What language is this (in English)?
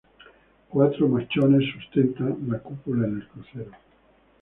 Spanish